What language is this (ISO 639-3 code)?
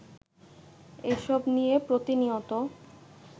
ben